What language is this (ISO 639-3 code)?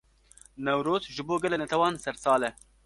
kur